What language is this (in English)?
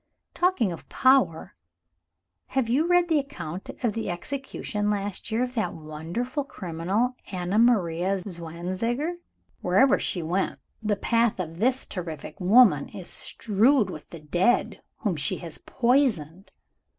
English